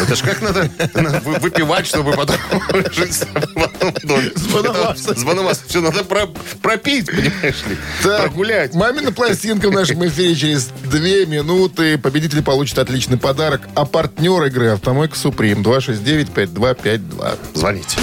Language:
Russian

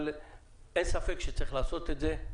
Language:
Hebrew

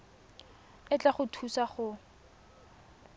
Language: Tswana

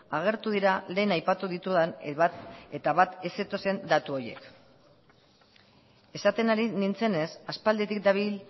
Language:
Basque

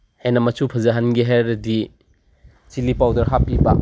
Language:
Manipuri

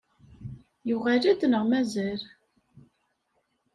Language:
Kabyle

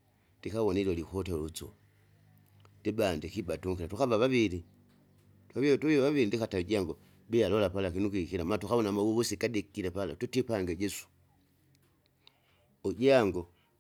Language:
Kinga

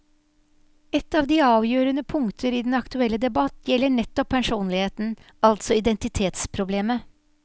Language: Norwegian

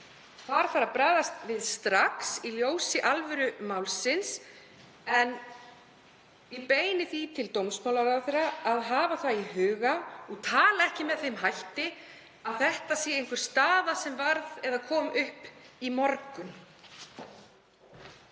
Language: Icelandic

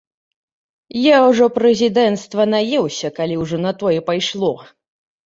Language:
Belarusian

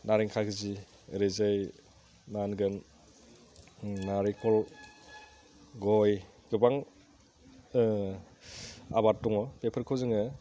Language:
Bodo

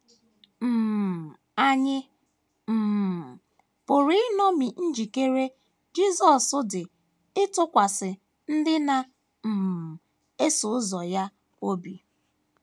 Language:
Igbo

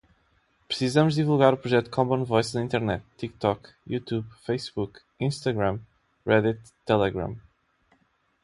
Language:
Portuguese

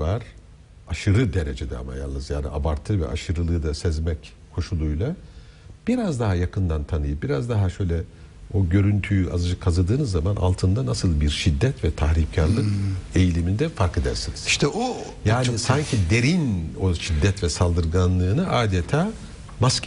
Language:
Turkish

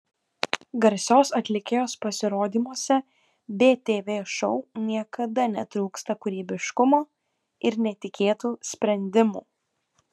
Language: Lithuanian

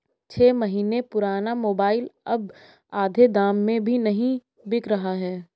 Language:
Hindi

